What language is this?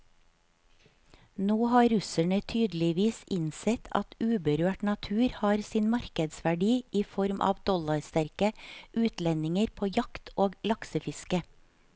Norwegian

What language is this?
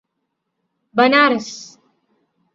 Malayalam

